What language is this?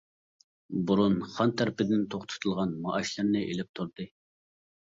Uyghur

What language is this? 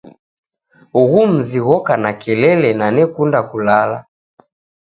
Taita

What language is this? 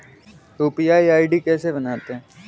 Hindi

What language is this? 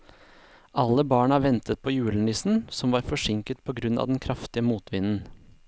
Norwegian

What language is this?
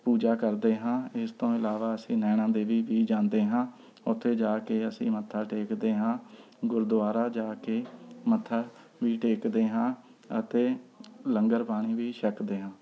Punjabi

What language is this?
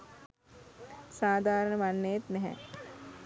Sinhala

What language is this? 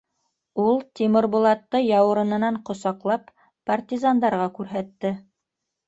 Bashkir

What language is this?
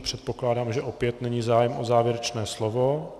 Czech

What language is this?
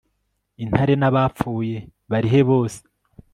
Kinyarwanda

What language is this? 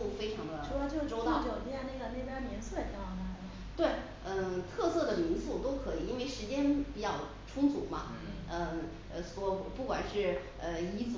Chinese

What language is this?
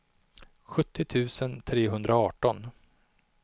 Swedish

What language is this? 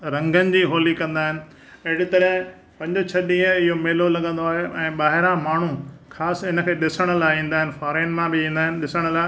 Sindhi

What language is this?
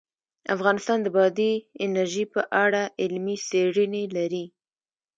Pashto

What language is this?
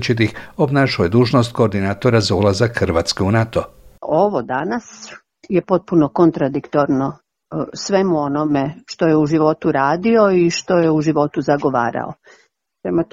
Croatian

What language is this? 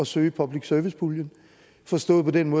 Danish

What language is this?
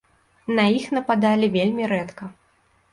Belarusian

